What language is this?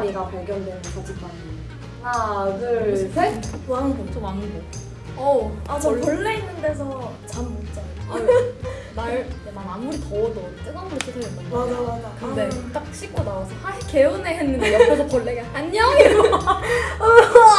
Korean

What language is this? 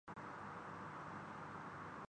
Urdu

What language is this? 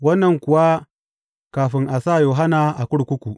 Hausa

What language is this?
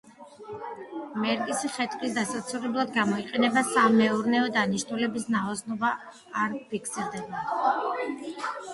Georgian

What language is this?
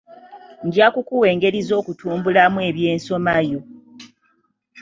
Ganda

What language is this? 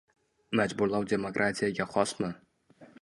Uzbek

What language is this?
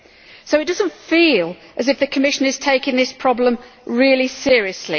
English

